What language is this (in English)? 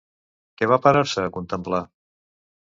Catalan